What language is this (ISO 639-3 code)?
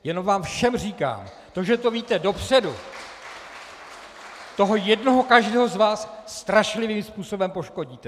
ces